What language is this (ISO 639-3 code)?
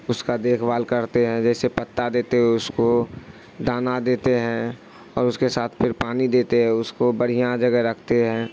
urd